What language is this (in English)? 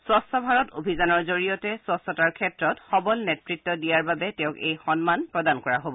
Assamese